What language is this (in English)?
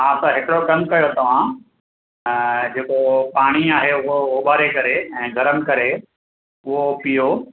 Sindhi